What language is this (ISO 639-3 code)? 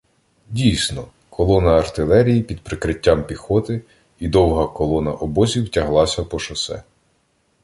ukr